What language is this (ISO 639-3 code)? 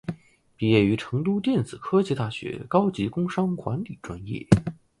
zho